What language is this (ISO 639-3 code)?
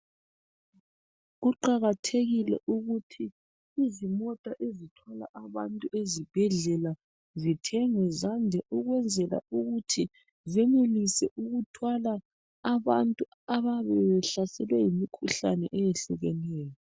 nde